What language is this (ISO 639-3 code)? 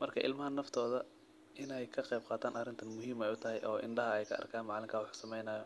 som